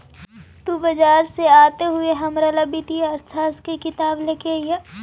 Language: Magahi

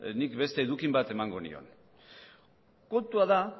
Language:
Basque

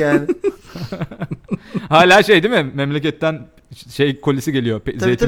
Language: Turkish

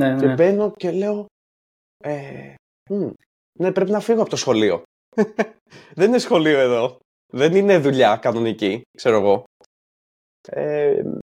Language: Greek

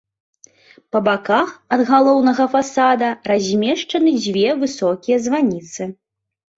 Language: Belarusian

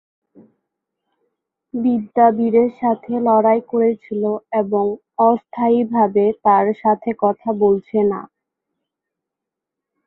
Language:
Bangla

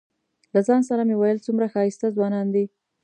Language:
Pashto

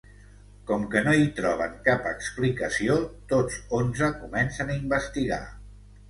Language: Catalan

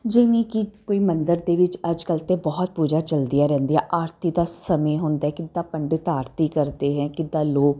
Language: Punjabi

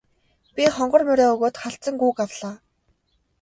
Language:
Mongolian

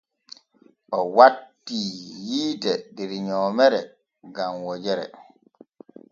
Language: Borgu Fulfulde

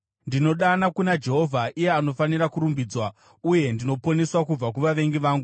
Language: Shona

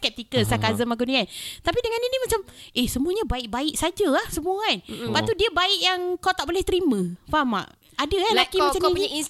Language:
Malay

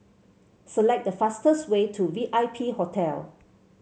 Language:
English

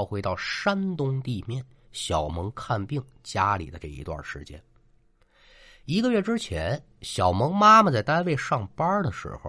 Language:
Chinese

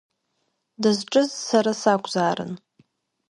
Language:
Abkhazian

